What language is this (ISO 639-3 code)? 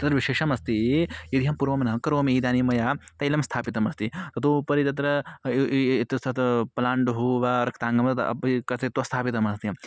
san